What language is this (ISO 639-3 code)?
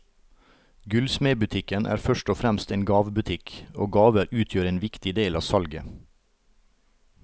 nor